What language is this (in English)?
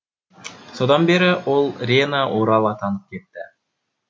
Kazakh